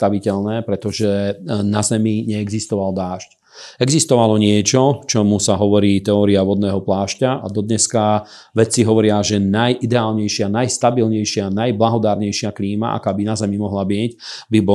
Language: Slovak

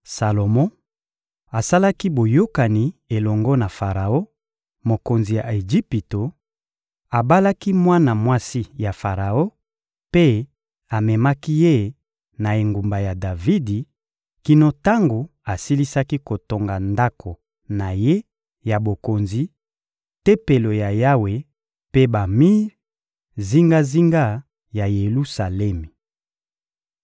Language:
Lingala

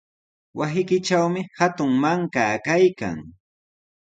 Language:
Sihuas Ancash Quechua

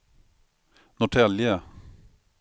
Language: Swedish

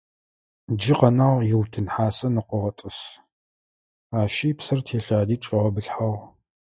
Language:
Adyghe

